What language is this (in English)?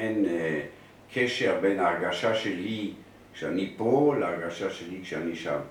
Hebrew